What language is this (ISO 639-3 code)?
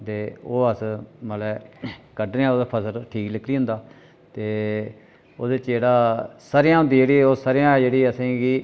doi